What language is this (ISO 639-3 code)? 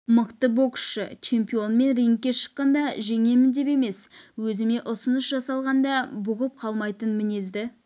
kaz